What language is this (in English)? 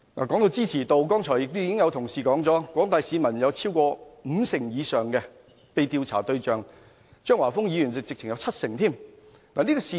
Cantonese